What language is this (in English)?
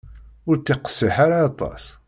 Kabyle